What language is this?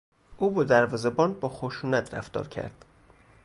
Persian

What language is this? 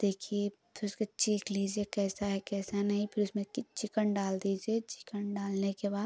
Hindi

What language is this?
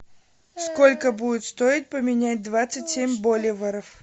Russian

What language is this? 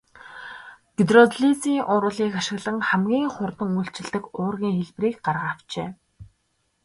Mongolian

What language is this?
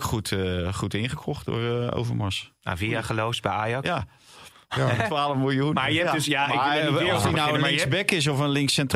Dutch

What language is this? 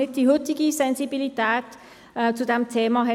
Swiss German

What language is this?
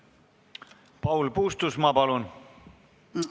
Estonian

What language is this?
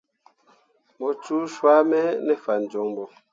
Mundang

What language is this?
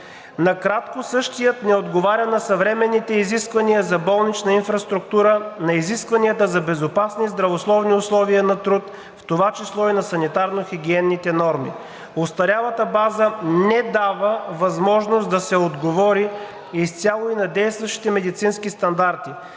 Bulgarian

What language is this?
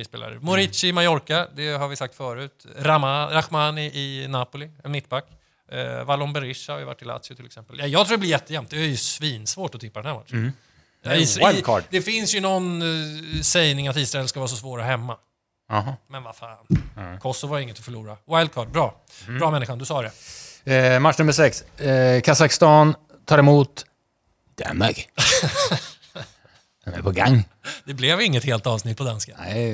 Swedish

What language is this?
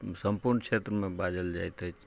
Maithili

